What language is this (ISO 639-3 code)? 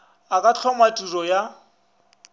nso